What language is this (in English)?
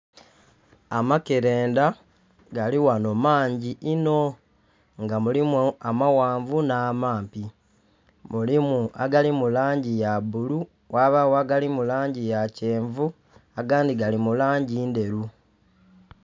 Soga